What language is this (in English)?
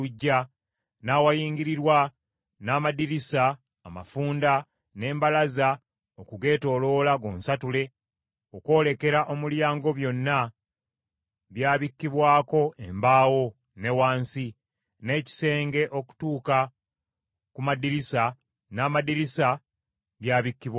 Ganda